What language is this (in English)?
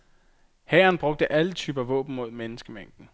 Danish